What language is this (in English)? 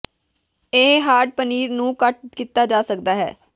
Punjabi